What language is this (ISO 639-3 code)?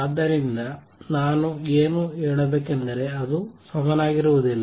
kan